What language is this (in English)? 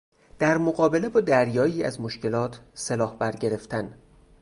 Persian